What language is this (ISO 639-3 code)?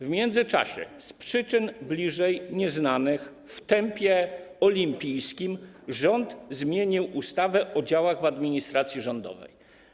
pol